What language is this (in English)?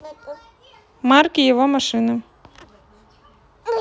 Russian